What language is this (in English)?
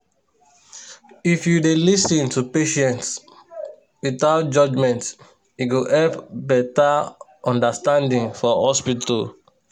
Nigerian Pidgin